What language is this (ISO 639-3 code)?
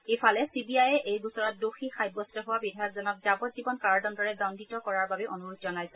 asm